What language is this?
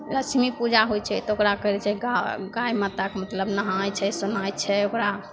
Maithili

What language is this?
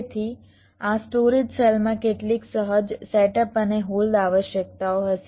Gujarati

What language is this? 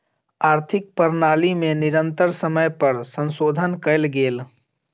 Maithili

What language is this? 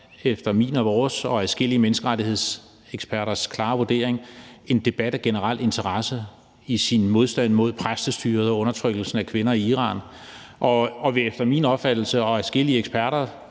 Danish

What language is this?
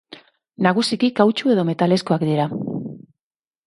Basque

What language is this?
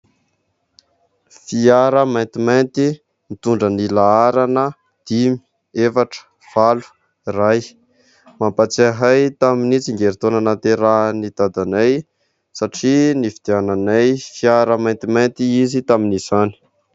Malagasy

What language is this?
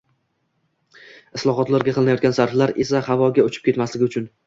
Uzbek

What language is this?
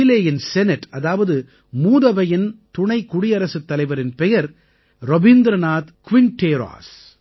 Tamil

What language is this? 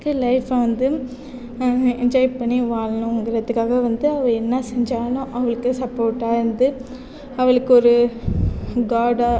Tamil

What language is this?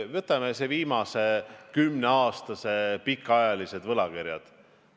Estonian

